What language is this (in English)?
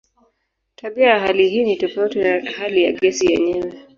Swahili